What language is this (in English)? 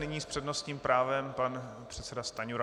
Czech